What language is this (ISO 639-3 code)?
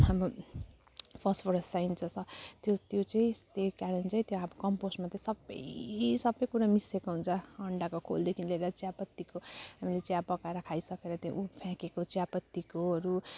nep